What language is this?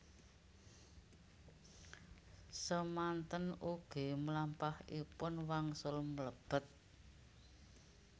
Javanese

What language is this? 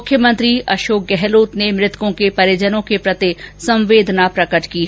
Hindi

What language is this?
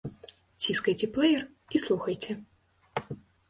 Belarusian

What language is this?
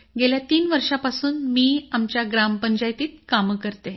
Marathi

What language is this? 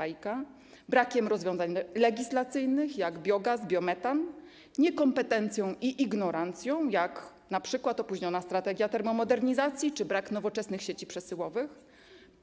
Polish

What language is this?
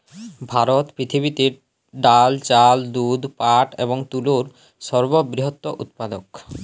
Bangla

